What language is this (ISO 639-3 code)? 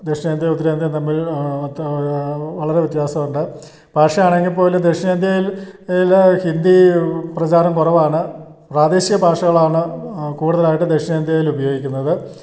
mal